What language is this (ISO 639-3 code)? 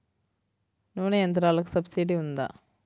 tel